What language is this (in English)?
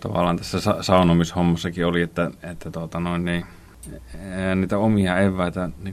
Finnish